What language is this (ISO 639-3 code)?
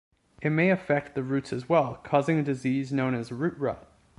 eng